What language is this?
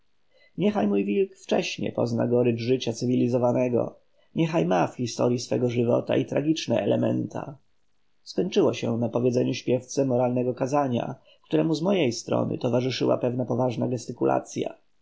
Polish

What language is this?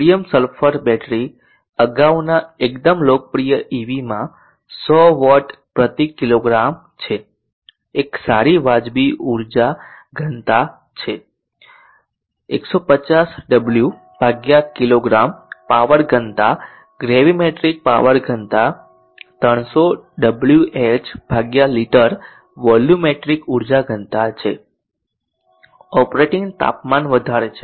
Gujarati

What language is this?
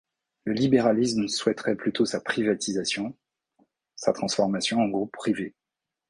French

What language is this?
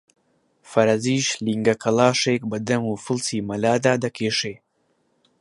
Central Kurdish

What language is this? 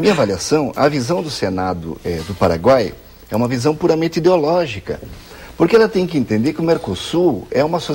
Portuguese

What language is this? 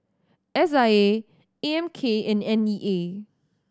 English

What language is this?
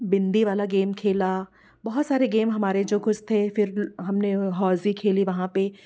Hindi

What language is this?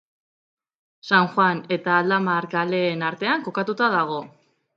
Basque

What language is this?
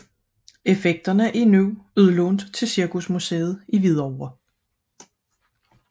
Danish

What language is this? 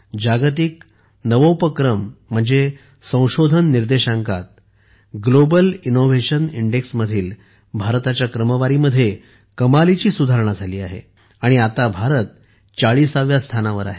Marathi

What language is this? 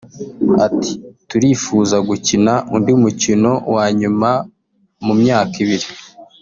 Kinyarwanda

